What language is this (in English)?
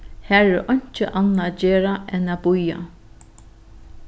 Faroese